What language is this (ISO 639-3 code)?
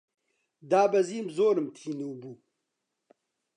ckb